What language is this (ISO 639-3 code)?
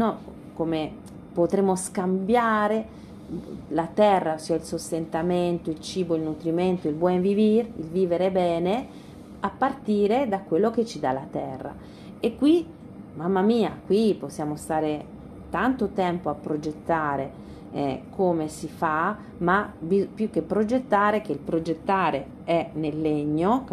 ita